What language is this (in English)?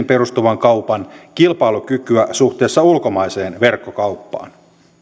Finnish